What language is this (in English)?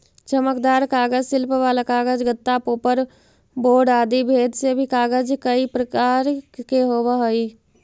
Magahi